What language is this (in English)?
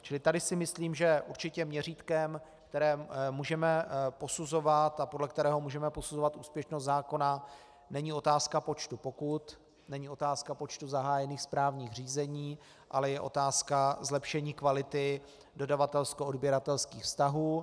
Czech